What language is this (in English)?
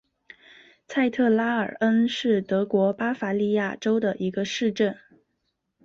Chinese